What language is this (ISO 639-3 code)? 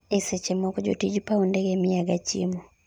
luo